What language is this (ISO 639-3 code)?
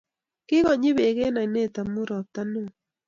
kln